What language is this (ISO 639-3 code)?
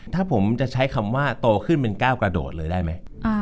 tha